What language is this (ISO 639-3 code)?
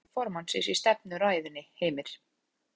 isl